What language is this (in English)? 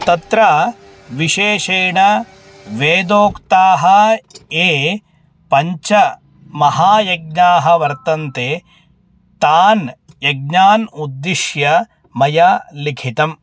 Sanskrit